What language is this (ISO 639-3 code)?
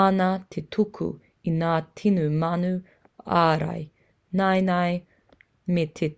mri